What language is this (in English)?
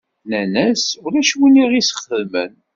Kabyle